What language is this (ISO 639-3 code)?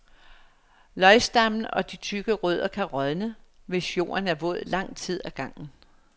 dan